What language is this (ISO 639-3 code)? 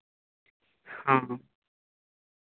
sat